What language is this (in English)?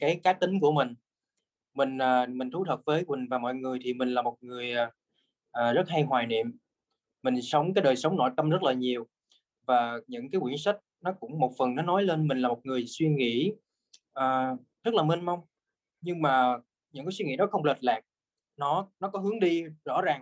Vietnamese